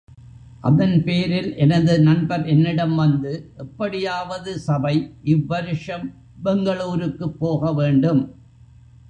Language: Tamil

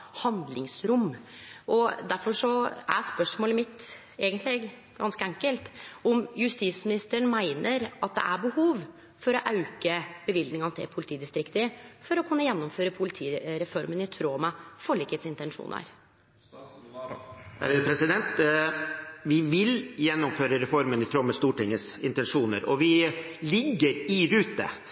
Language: Norwegian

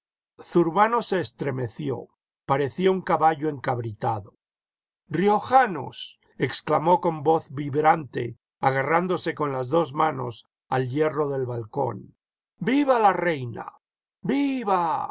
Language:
Spanish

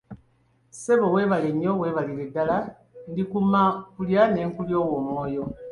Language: Ganda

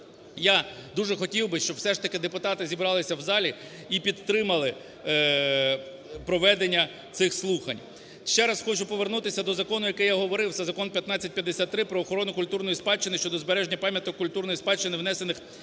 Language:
Ukrainian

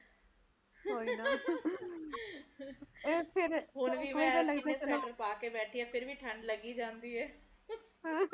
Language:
Punjabi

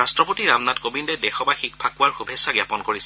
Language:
Assamese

